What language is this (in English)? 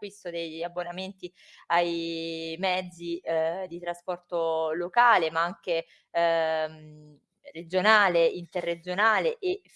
Italian